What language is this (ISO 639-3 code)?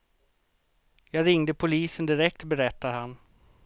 swe